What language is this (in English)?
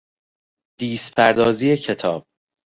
Persian